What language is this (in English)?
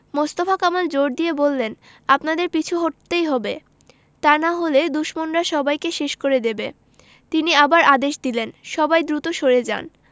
Bangla